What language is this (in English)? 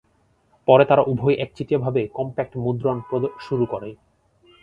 Bangla